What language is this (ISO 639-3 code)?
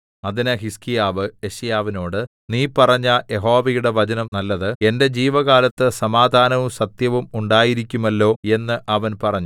mal